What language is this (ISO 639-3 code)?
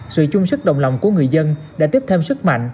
vie